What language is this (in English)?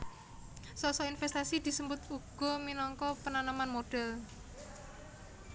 Javanese